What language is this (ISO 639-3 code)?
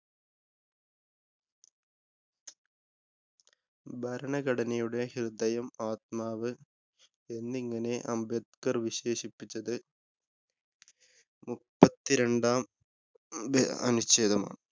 mal